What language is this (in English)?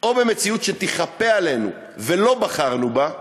Hebrew